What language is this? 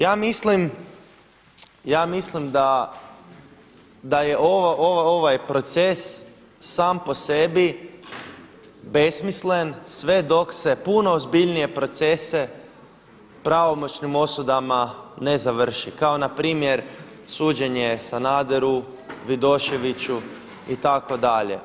Croatian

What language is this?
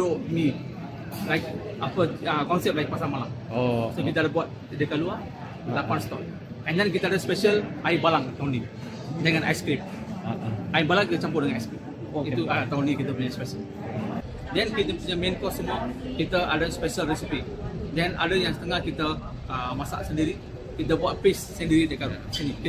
Malay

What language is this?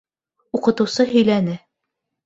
Bashkir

